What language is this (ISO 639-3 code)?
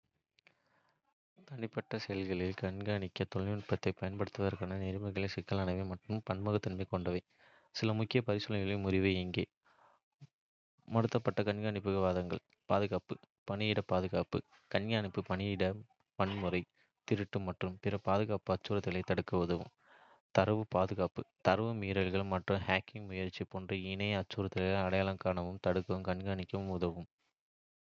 kfe